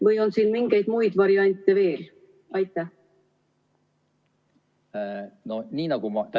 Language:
Estonian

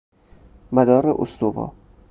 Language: Persian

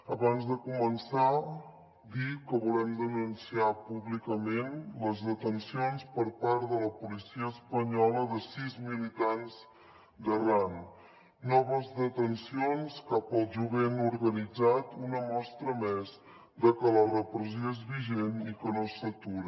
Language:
Catalan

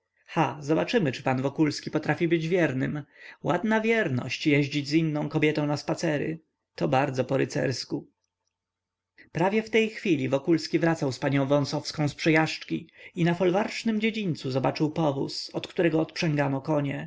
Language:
Polish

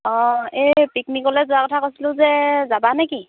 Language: Assamese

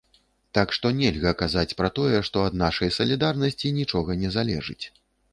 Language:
Belarusian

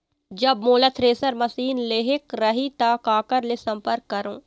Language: Chhattisgarhi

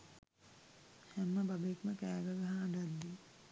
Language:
Sinhala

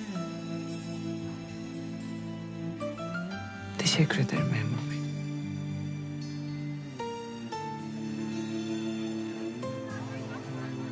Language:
Turkish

